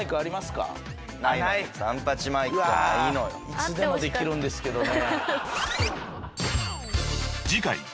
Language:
Japanese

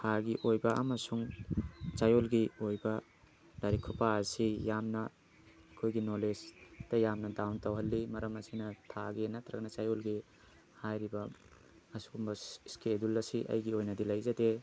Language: Manipuri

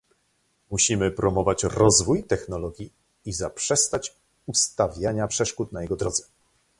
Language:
Polish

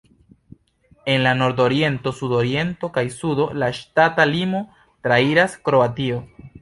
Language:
Esperanto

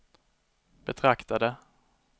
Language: Swedish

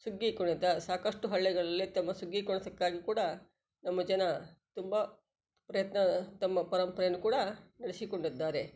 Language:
Kannada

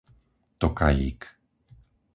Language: Slovak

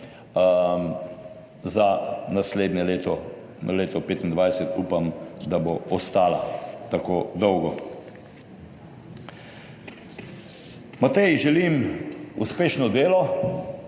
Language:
Slovenian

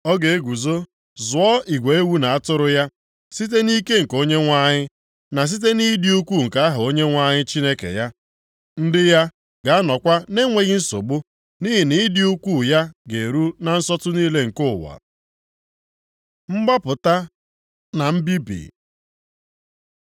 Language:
Igbo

